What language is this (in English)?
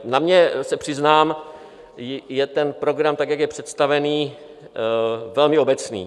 Czech